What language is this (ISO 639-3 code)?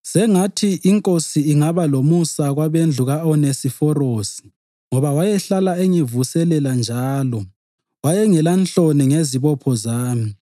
nde